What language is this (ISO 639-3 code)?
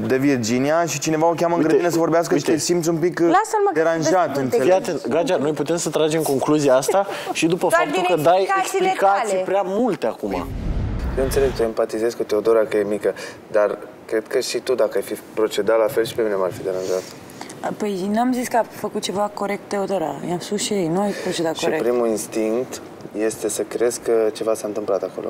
ron